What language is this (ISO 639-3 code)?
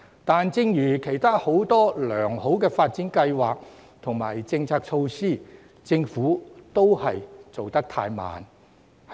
yue